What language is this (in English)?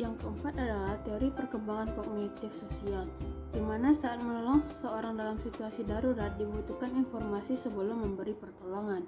Indonesian